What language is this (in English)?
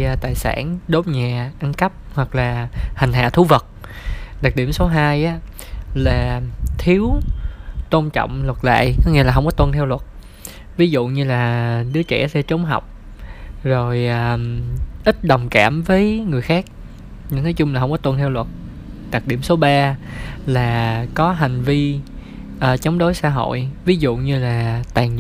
Vietnamese